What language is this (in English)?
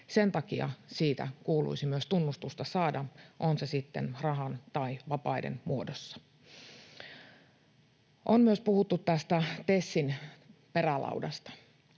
Finnish